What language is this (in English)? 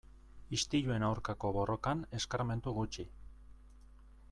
Basque